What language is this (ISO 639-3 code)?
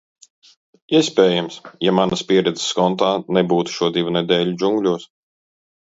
lav